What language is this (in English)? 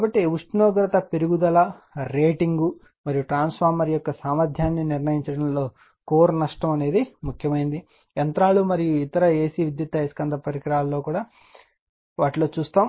Telugu